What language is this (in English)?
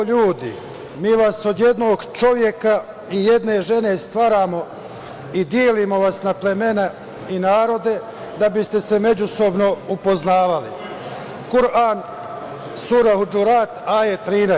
Serbian